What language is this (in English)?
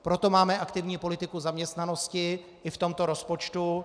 Czech